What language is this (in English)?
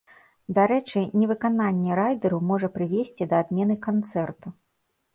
Belarusian